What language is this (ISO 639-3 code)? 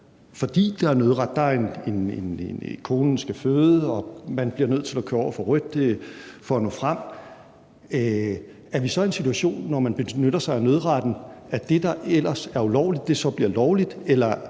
dan